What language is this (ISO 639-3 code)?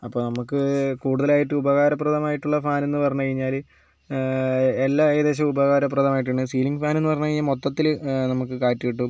mal